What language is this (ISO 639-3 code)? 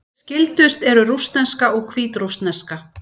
isl